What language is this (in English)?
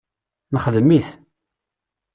Kabyle